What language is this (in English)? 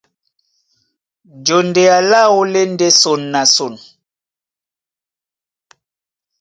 Duala